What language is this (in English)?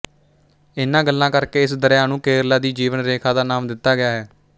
Punjabi